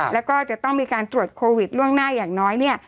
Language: Thai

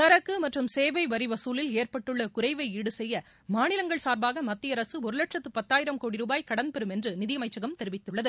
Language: Tamil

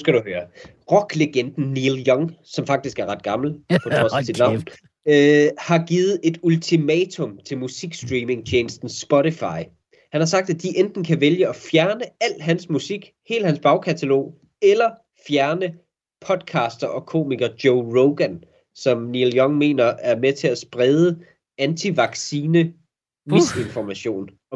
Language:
Danish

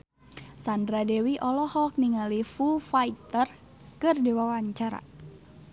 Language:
Sundanese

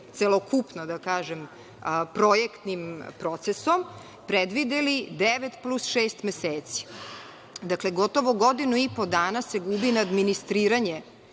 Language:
Serbian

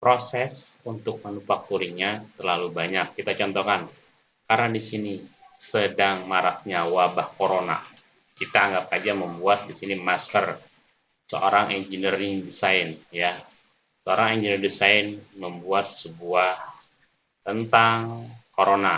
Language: Indonesian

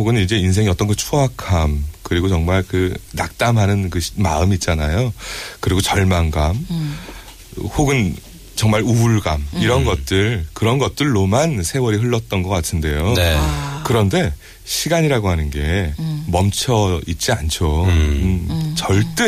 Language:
Korean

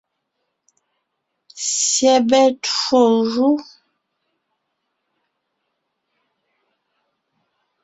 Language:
Ngiemboon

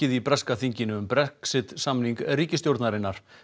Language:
Icelandic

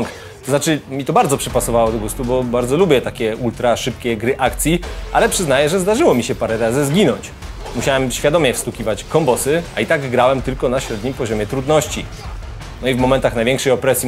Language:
Polish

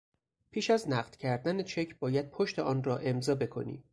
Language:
Persian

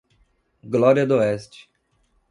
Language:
Portuguese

